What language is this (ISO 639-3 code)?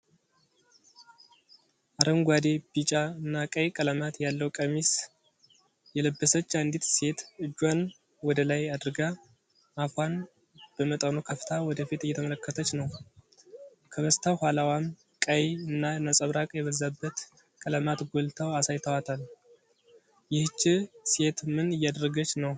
amh